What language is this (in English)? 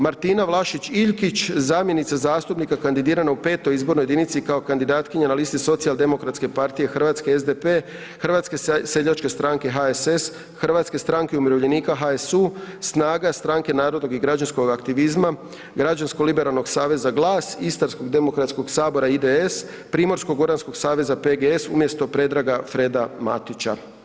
Croatian